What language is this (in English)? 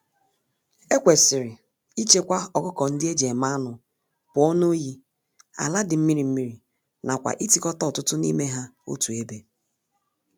Igbo